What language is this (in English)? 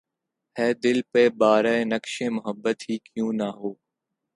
Urdu